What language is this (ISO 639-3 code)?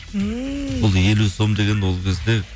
kaz